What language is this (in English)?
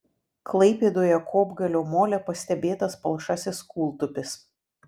Lithuanian